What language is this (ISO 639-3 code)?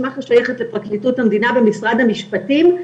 heb